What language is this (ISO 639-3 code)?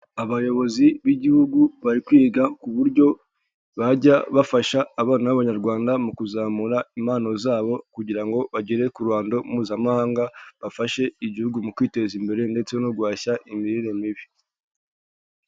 kin